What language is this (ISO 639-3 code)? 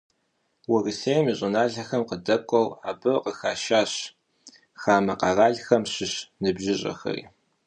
kbd